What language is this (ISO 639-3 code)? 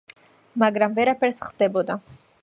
kat